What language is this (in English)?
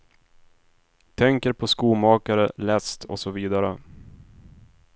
Swedish